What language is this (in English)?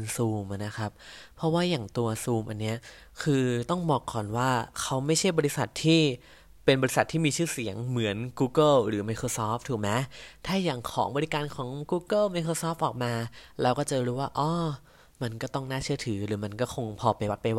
Thai